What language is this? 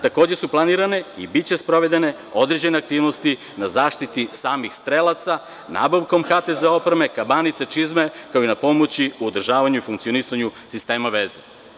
Serbian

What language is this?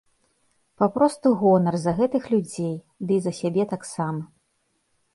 Belarusian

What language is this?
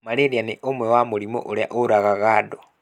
Kikuyu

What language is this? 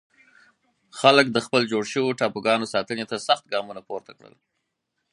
Pashto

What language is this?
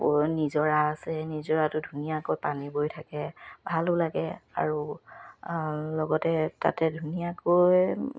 Assamese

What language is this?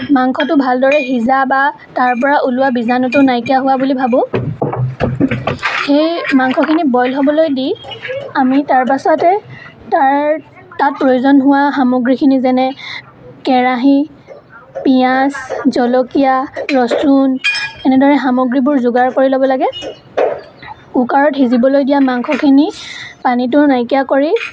Assamese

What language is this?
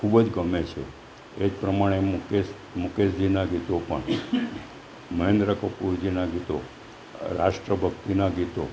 Gujarati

